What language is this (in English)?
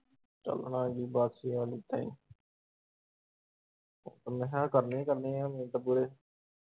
Punjabi